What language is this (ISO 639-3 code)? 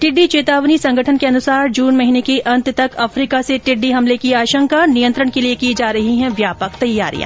hin